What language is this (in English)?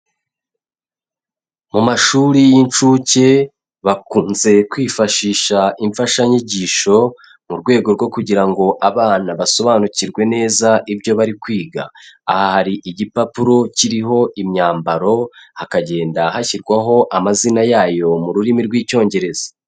Kinyarwanda